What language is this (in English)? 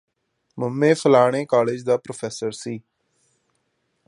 Punjabi